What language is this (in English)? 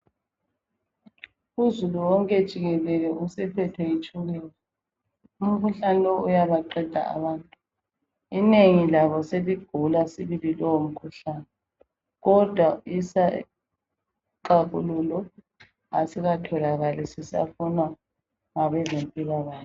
North Ndebele